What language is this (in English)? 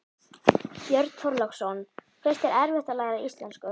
Icelandic